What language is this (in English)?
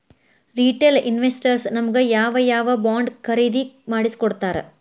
Kannada